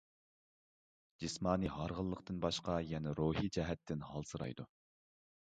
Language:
Uyghur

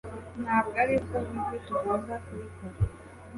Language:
Kinyarwanda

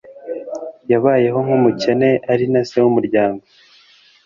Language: Kinyarwanda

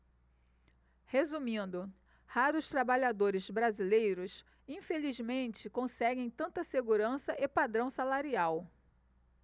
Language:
Portuguese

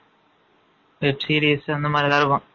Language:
Tamil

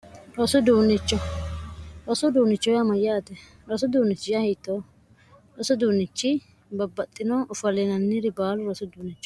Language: Sidamo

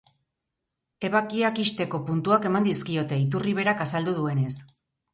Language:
Basque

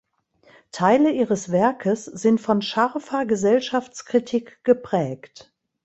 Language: German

